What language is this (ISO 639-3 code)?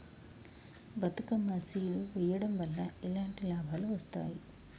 tel